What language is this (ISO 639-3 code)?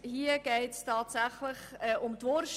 gsw